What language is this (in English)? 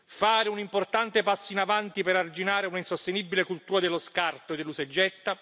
Italian